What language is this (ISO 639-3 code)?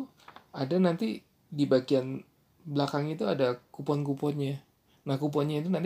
ind